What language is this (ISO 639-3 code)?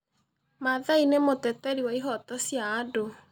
kik